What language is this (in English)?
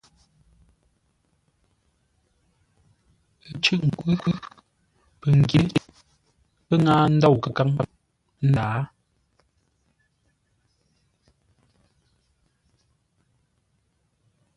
Ngombale